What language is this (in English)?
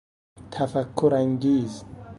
Persian